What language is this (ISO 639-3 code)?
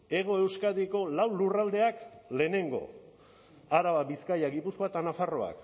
eus